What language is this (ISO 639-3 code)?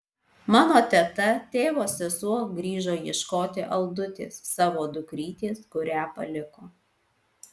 lit